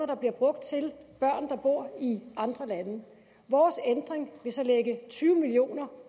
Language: Danish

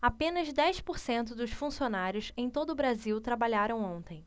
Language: Portuguese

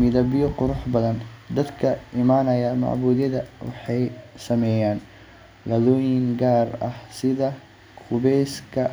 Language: Somali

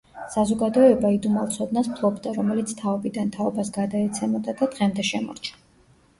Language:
Georgian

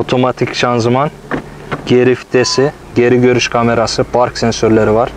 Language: Turkish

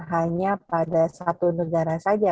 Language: Indonesian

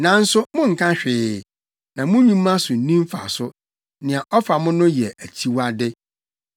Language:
Akan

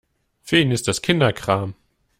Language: German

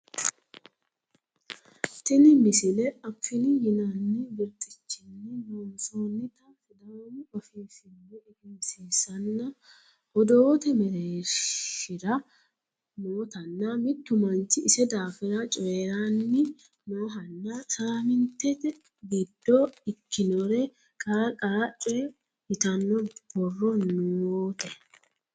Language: Sidamo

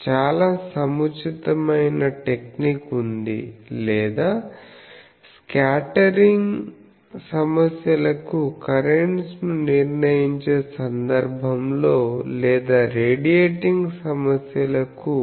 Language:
Telugu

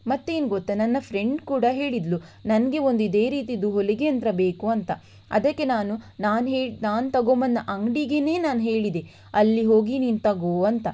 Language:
Kannada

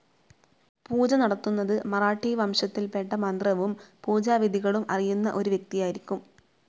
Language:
Malayalam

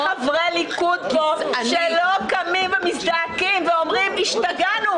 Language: Hebrew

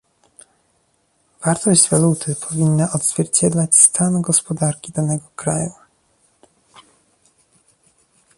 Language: Polish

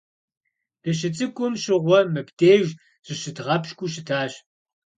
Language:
Kabardian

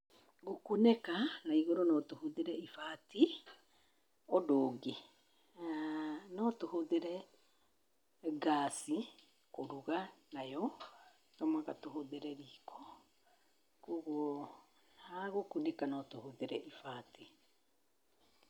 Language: Kikuyu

